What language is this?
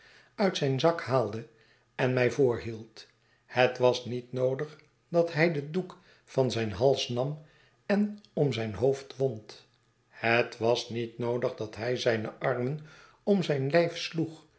Dutch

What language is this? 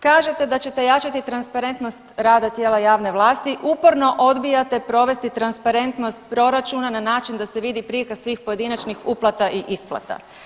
Croatian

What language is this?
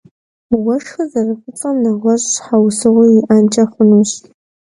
Kabardian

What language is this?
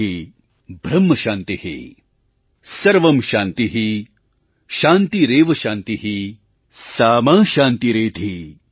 Gujarati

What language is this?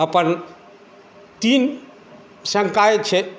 Maithili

